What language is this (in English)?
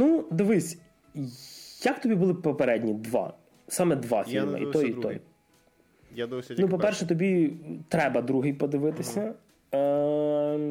Ukrainian